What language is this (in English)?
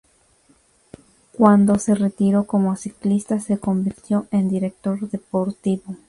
Spanish